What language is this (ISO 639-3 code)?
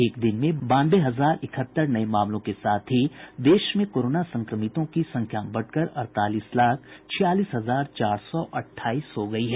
hin